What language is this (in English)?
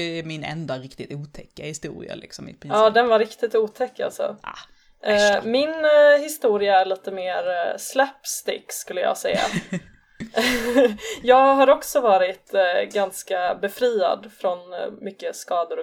Swedish